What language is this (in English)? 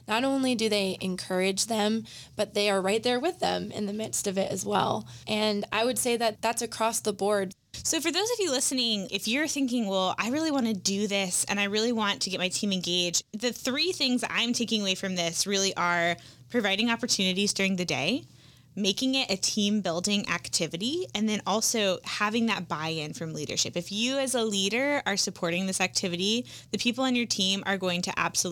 English